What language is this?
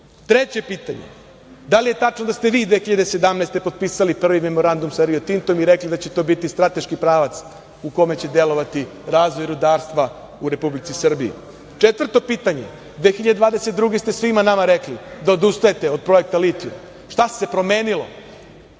Serbian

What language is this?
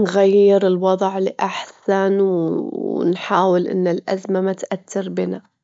Gulf Arabic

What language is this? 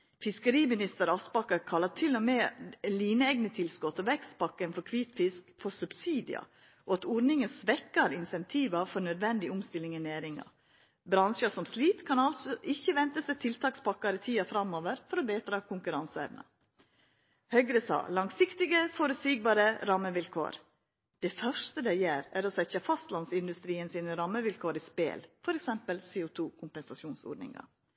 Norwegian Nynorsk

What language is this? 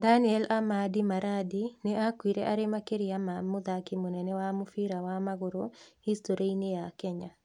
Kikuyu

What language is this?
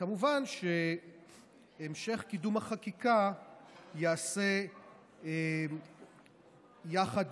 Hebrew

